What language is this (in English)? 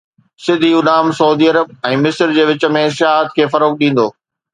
Sindhi